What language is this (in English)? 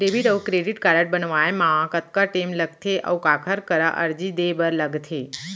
Chhattisgarhi